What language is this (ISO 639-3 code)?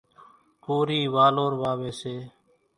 gjk